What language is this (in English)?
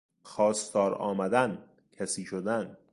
Persian